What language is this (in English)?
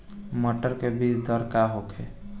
Bhojpuri